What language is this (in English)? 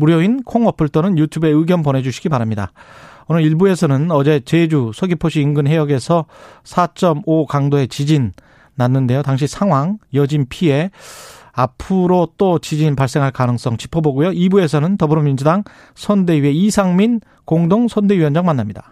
Korean